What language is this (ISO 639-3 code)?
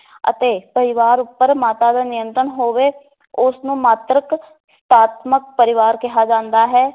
pan